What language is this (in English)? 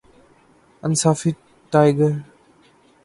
Urdu